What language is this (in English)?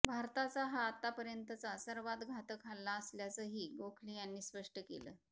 Marathi